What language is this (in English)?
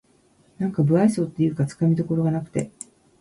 Japanese